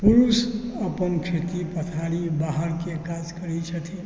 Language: Maithili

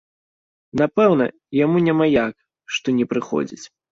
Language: Belarusian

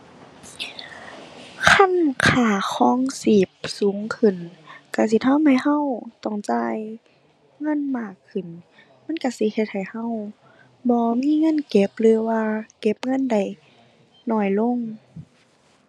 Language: Thai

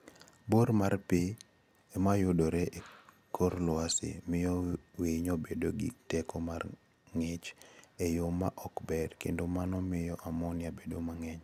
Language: Luo (Kenya and Tanzania)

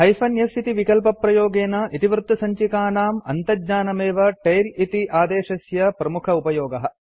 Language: Sanskrit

